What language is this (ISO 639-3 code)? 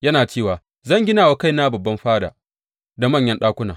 hau